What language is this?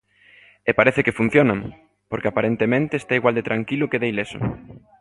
Galician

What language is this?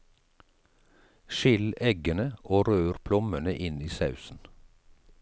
Norwegian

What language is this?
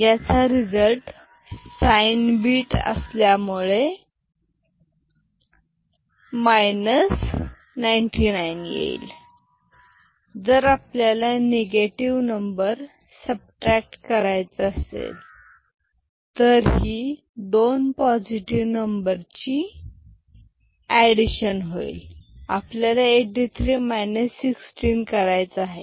Marathi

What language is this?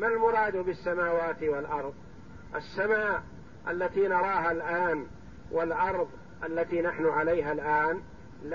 Arabic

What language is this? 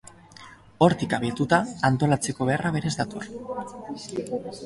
Basque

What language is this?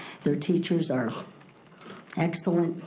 English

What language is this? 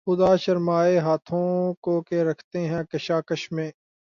Urdu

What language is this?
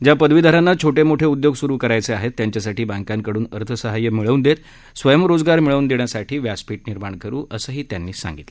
Marathi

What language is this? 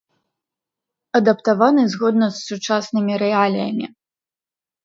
Belarusian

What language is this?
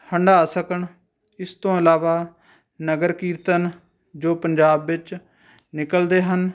Punjabi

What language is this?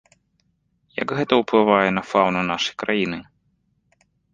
Belarusian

